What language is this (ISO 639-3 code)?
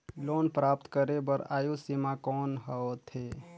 hne